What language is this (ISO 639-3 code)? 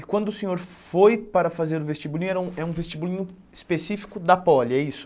por